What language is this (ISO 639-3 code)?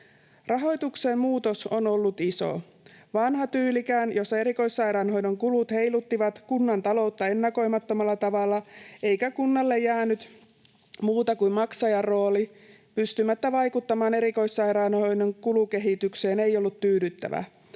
fin